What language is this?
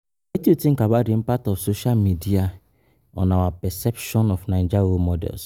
Nigerian Pidgin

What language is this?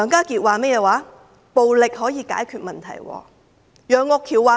Cantonese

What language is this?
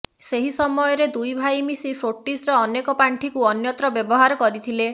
Odia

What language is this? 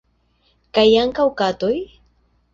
Esperanto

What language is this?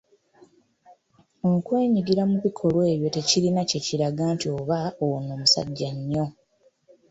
Ganda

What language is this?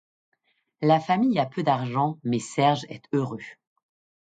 French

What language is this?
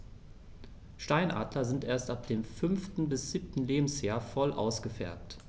German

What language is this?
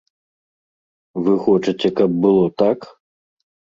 Belarusian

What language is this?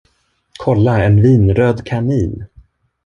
Swedish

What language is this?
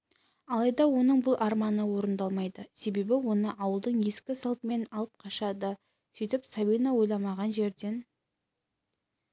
Kazakh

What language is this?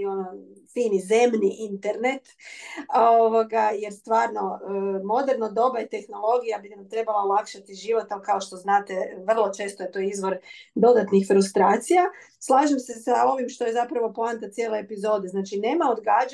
Croatian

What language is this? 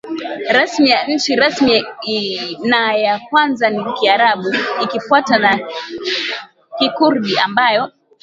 Swahili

